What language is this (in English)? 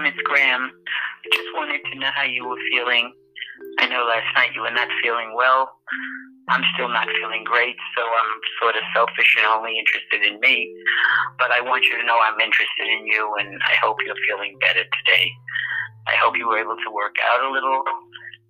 English